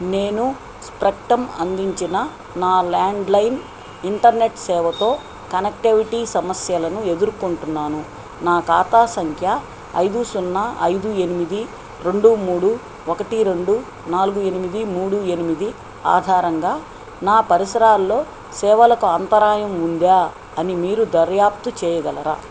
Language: Telugu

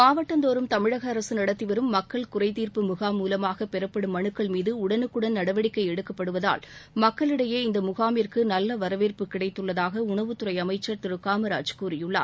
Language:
Tamil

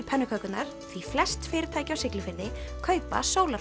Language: Icelandic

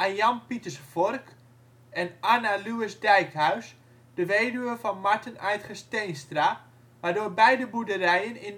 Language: Dutch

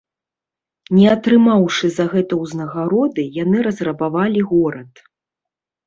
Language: Belarusian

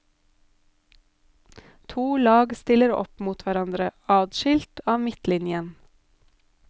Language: Norwegian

